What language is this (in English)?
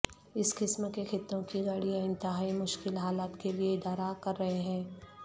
Urdu